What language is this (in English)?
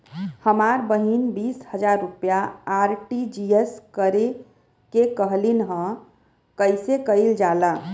Bhojpuri